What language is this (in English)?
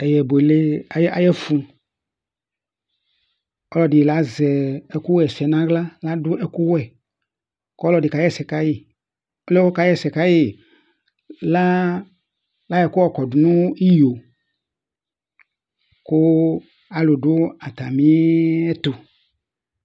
Ikposo